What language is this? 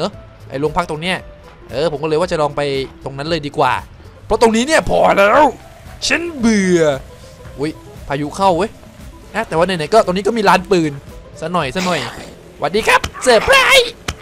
Thai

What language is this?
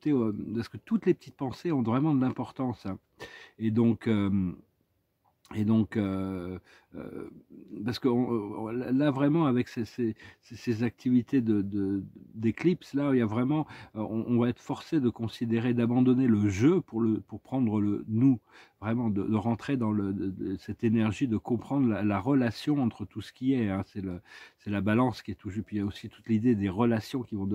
French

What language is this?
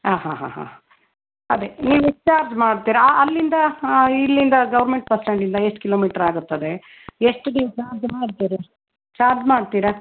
Kannada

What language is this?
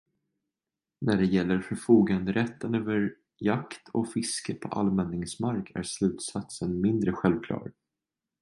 Swedish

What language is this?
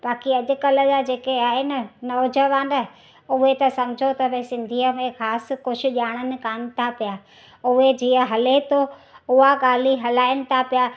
Sindhi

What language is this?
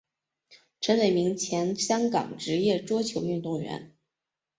Chinese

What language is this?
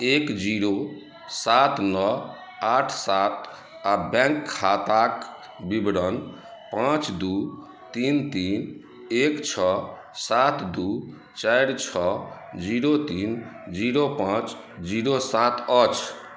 Maithili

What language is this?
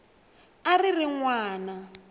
Tsonga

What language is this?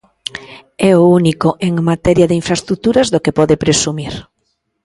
Galician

